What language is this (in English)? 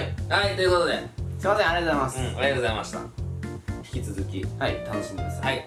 Japanese